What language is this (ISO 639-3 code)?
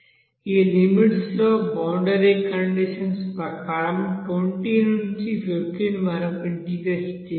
tel